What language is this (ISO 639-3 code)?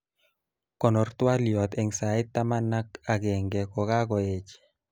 kln